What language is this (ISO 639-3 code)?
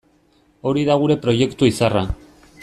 eus